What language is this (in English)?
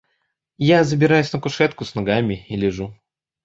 Russian